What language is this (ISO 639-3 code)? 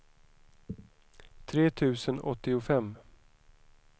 swe